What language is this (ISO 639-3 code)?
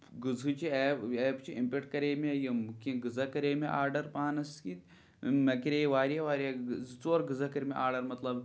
kas